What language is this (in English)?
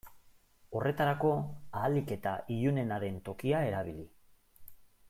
Basque